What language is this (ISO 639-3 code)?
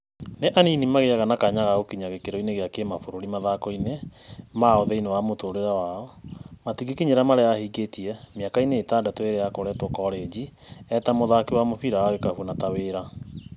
kik